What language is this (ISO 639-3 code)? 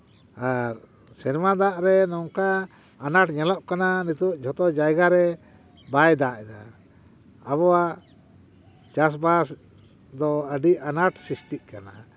sat